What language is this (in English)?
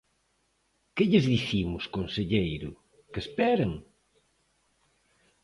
Galician